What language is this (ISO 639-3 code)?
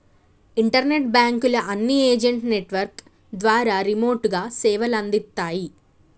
tel